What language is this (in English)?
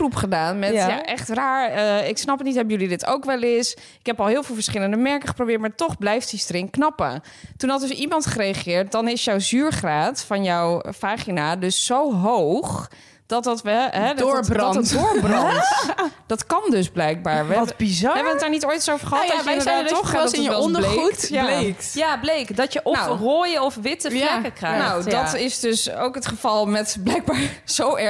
Dutch